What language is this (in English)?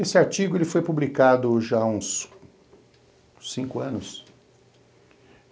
Portuguese